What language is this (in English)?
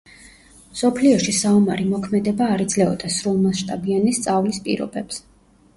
Georgian